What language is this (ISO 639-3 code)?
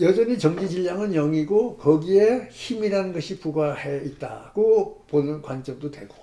kor